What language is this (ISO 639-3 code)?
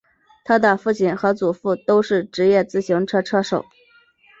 zho